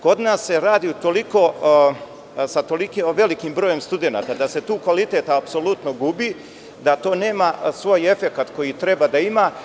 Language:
Serbian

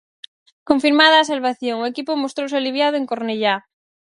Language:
Galician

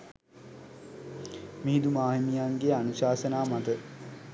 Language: Sinhala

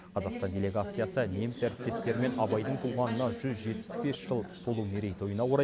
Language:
Kazakh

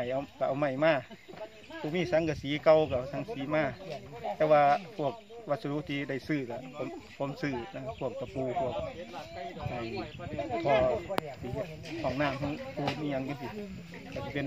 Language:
Thai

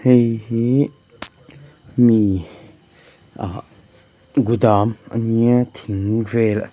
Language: Mizo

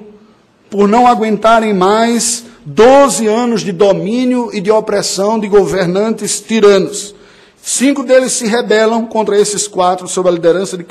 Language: Portuguese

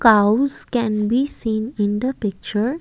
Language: English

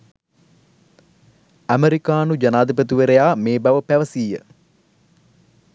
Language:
Sinhala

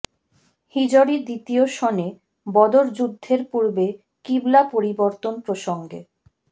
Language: Bangla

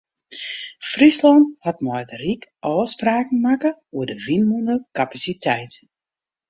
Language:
Western Frisian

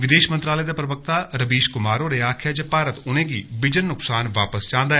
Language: Dogri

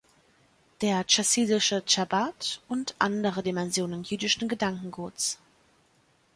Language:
German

